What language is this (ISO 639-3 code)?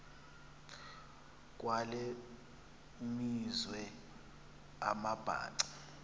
xho